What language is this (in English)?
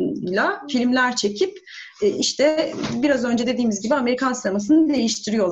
Turkish